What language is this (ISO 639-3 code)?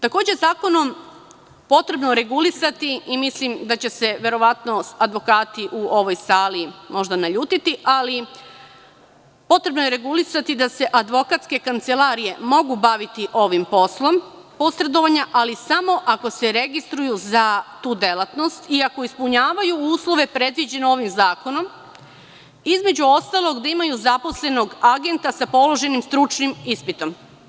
srp